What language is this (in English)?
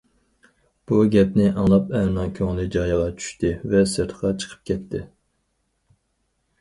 Uyghur